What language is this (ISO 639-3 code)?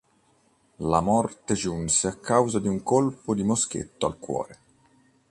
ita